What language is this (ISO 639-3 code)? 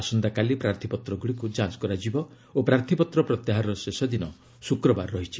ori